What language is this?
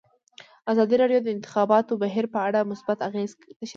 Pashto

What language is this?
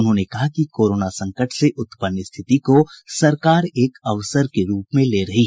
Hindi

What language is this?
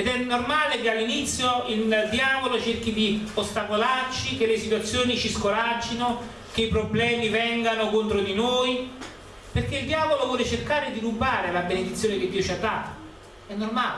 Italian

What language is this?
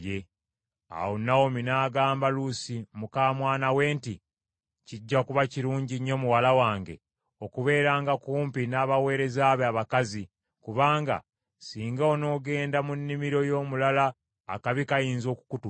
Ganda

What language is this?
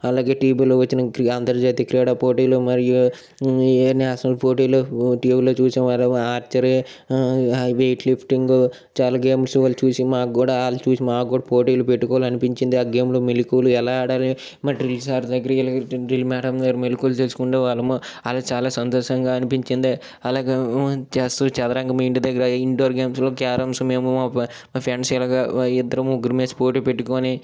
Telugu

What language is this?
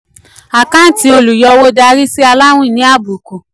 Yoruba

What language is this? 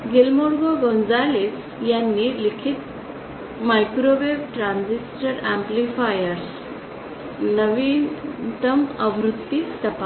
Marathi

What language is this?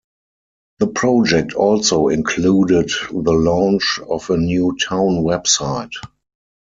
English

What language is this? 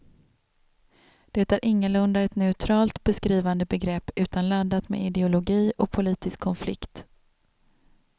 Swedish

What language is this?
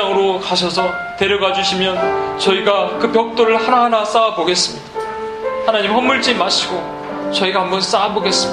Korean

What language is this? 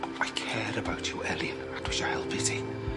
Welsh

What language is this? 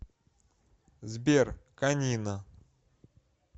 Russian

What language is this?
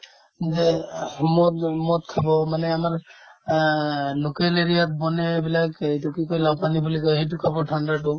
Assamese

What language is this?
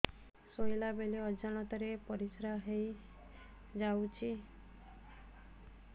Odia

